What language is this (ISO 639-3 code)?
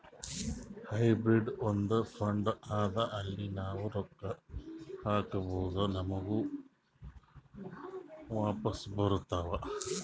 kan